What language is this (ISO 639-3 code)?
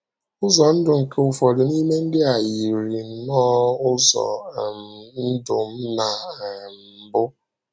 ibo